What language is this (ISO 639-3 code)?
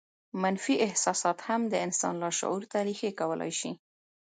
pus